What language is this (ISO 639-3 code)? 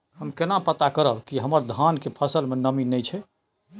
mai